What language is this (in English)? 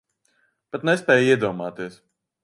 Latvian